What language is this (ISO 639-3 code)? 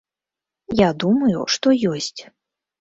bel